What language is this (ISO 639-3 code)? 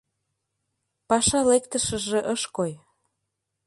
chm